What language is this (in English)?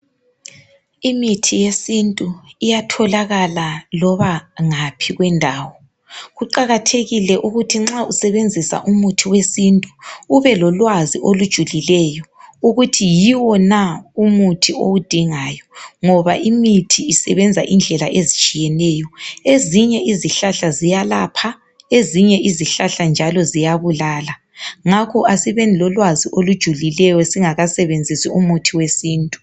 North Ndebele